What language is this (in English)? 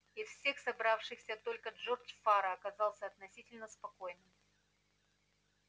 Russian